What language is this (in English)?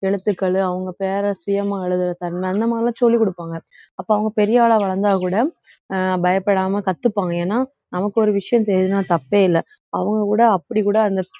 Tamil